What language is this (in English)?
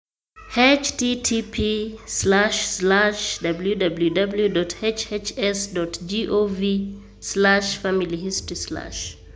Luo (Kenya and Tanzania)